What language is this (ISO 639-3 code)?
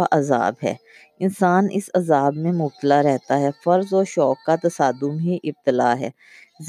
urd